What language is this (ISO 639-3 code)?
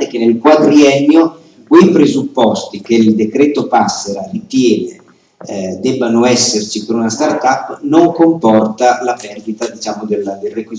ita